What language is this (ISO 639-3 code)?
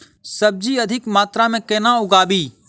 mai